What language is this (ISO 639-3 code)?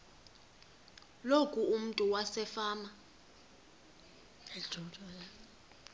xho